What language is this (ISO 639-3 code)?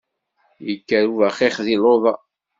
kab